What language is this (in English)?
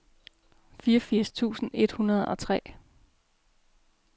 Danish